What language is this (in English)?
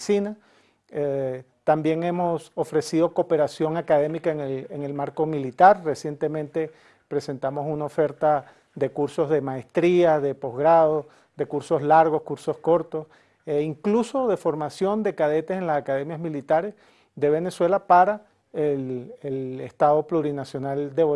Spanish